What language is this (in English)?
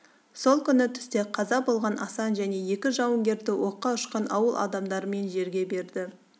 Kazakh